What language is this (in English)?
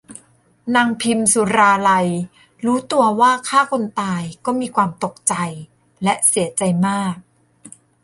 Thai